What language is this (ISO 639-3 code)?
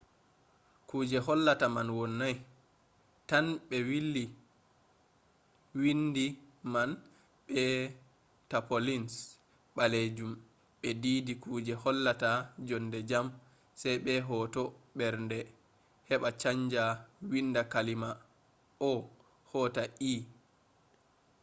ful